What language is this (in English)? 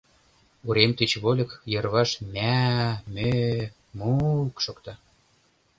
Mari